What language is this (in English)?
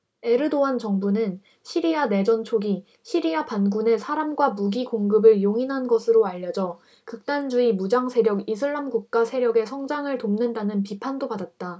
Korean